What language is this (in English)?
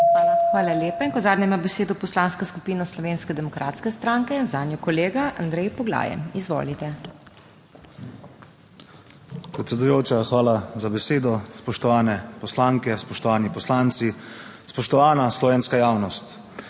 Slovenian